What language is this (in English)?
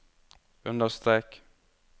Norwegian